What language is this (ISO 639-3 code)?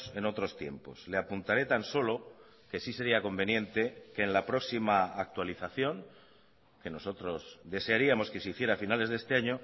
spa